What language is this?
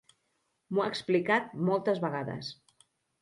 Catalan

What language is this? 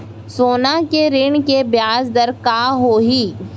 Chhattisgarhi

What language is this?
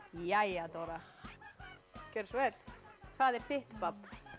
Icelandic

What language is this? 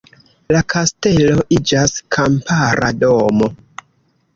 Esperanto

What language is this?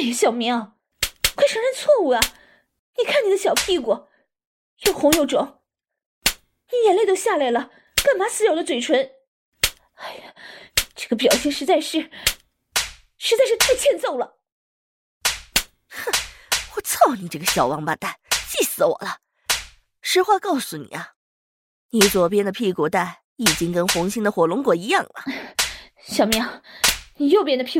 Chinese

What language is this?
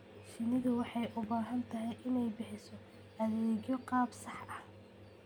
Somali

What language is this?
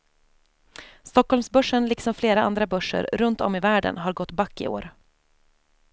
Swedish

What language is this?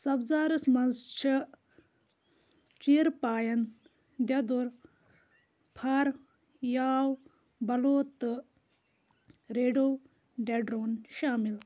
Kashmiri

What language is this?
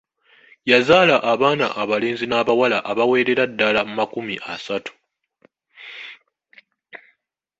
Ganda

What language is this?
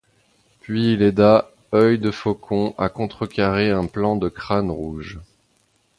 French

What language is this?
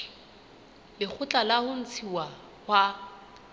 Southern Sotho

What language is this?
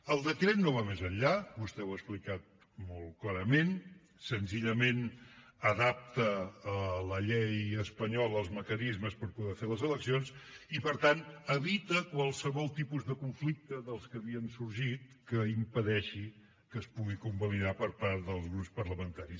Catalan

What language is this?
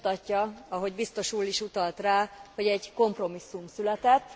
Hungarian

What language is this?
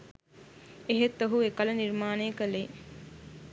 Sinhala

